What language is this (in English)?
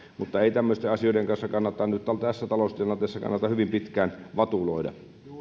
Finnish